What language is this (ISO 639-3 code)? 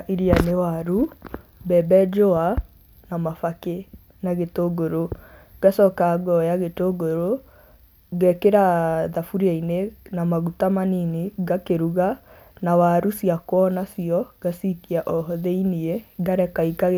kik